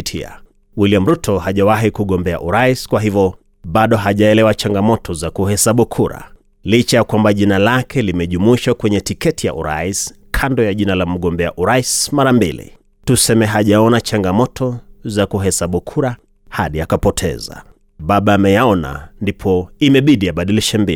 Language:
Swahili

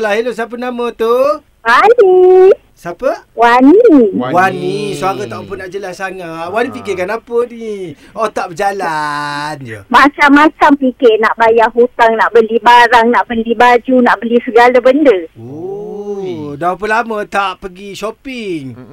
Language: Malay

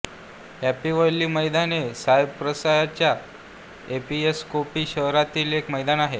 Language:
Marathi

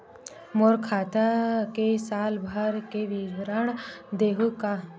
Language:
Chhattisgarhi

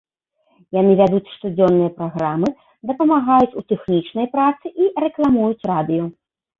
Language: Belarusian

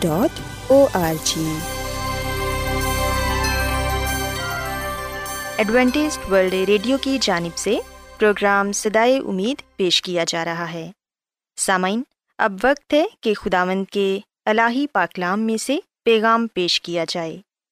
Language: Urdu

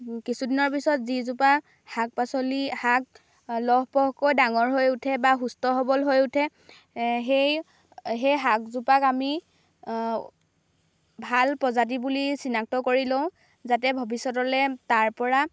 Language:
Assamese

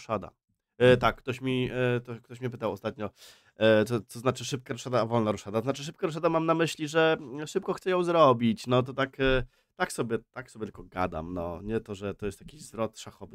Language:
Polish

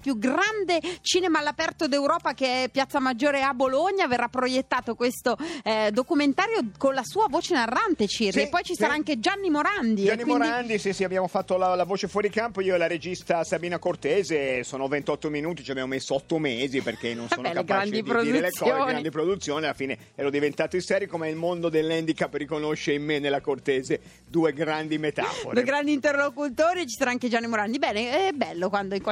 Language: Italian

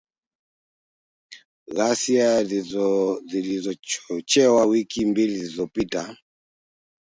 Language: Swahili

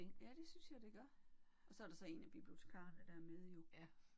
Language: Danish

